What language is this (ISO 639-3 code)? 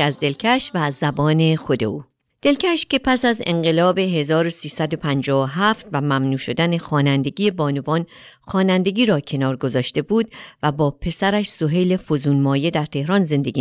fas